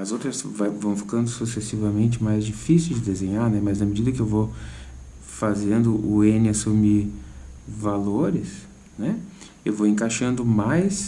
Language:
Portuguese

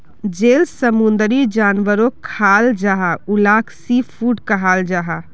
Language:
Magahi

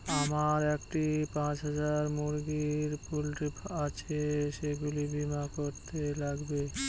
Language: Bangla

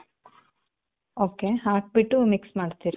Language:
Kannada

